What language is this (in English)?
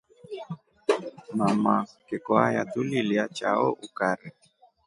Rombo